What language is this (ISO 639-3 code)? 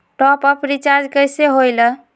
mag